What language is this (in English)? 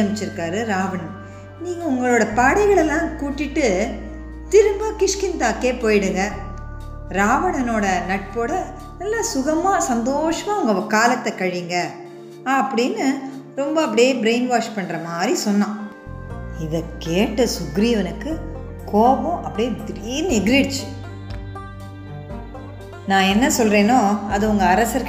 Tamil